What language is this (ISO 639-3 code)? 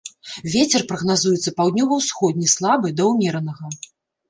bel